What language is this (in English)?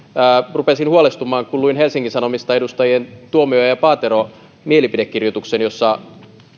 Finnish